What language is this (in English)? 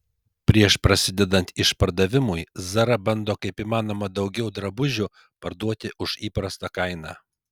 Lithuanian